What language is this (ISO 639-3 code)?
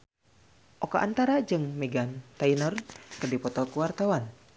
sun